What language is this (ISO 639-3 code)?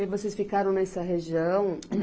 por